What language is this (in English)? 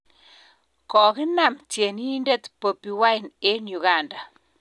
Kalenjin